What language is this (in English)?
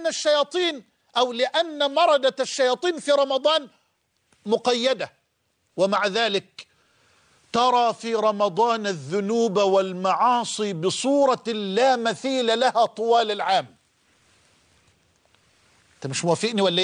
Arabic